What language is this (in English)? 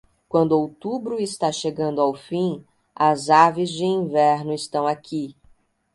Portuguese